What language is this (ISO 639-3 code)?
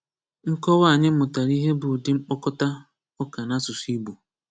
ibo